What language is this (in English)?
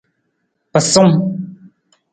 Nawdm